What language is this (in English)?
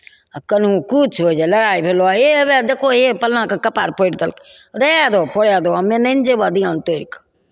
Maithili